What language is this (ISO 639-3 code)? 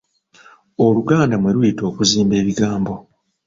lug